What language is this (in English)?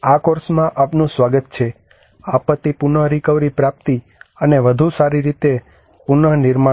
Gujarati